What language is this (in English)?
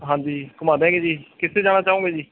Punjabi